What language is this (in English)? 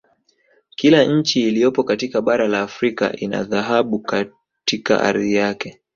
Swahili